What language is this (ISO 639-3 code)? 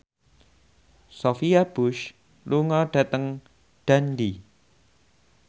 jav